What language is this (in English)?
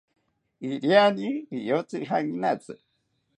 South Ucayali Ashéninka